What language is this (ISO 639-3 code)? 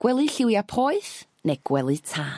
cym